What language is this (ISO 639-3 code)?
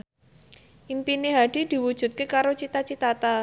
jav